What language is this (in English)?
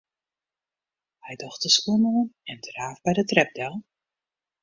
Western Frisian